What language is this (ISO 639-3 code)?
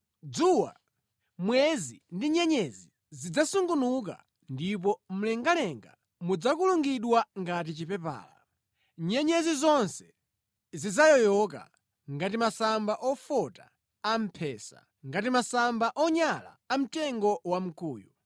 nya